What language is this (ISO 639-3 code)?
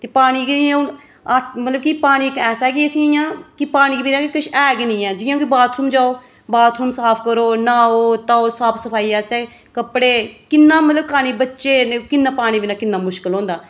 doi